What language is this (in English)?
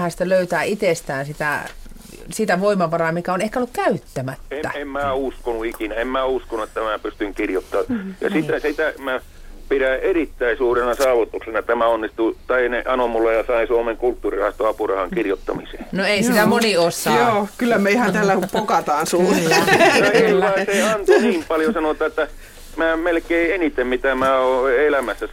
Finnish